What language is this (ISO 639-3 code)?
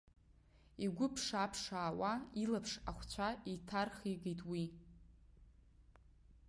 abk